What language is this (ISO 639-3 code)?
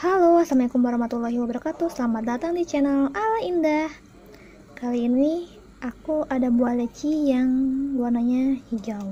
ind